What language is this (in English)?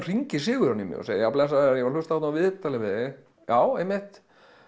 Icelandic